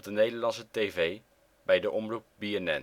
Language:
Dutch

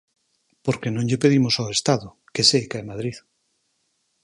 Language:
Galician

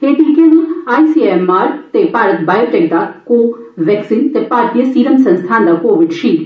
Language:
Dogri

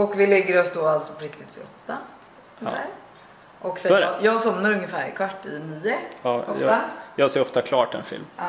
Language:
Swedish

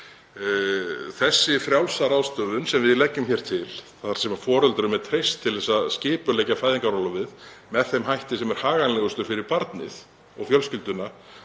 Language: Icelandic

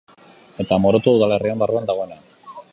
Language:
Basque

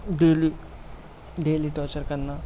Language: Urdu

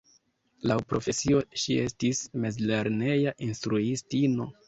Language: Esperanto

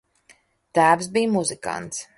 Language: Latvian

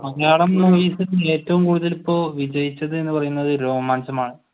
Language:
Malayalam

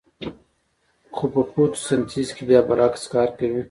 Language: Pashto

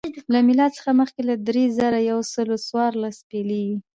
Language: Pashto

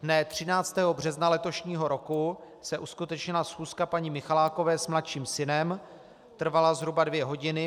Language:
Czech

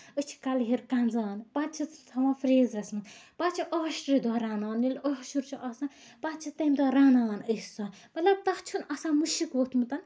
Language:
Kashmiri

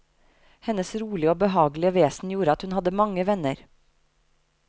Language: Norwegian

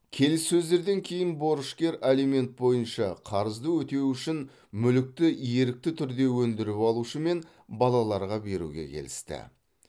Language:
Kazakh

